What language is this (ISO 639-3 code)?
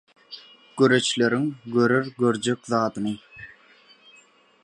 tuk